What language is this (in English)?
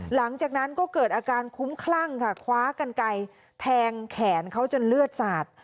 Thai